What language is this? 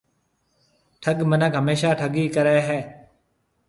Marwari (Pakistan)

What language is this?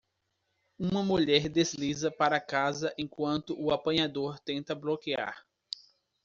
Portuguese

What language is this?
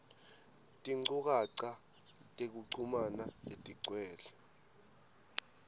Swati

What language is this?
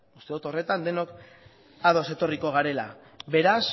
Basque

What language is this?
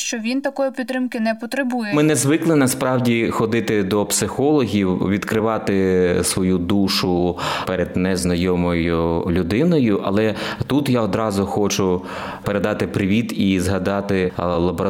Ukrainian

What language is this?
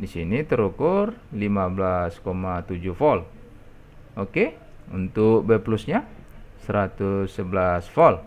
Indonesian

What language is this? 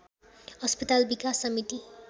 Nepali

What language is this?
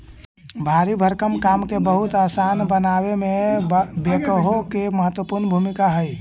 Magahi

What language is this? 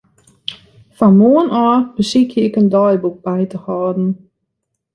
Western Frisian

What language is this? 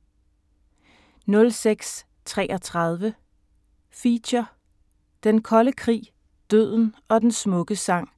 Danish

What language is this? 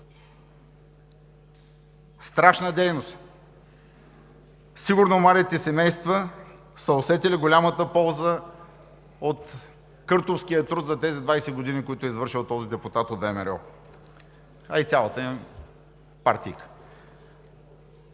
Bulgarian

